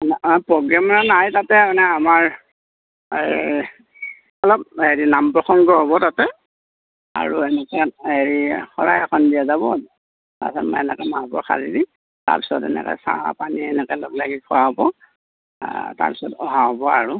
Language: Assamese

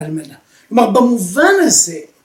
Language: Hebrew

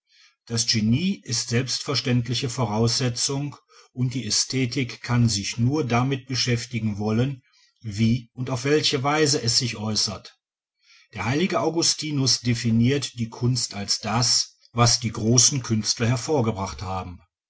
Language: German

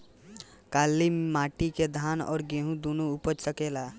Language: Bhojpuri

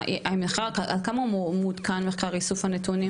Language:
Hebrew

